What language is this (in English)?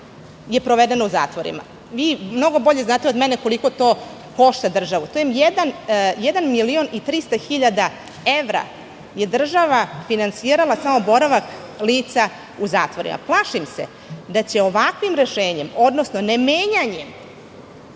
Serbian